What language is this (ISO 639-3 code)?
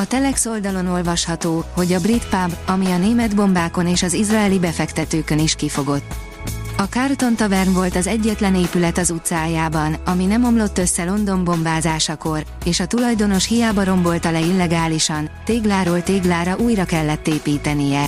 hun